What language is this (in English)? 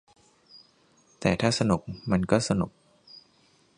Thai